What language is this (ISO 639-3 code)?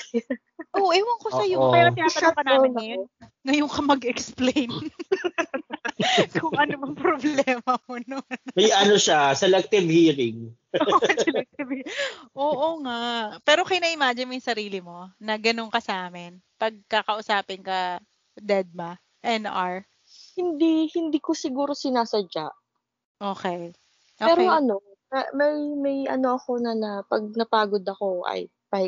fil